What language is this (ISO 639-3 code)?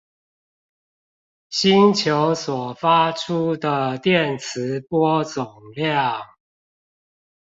zho